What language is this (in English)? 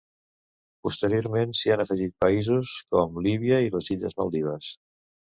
Catalan